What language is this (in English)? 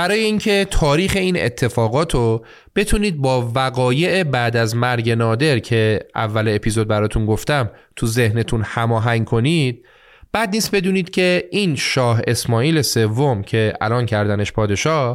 Persian